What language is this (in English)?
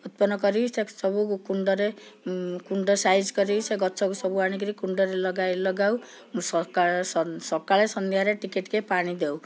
Odia